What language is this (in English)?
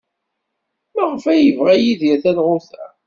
Kabyle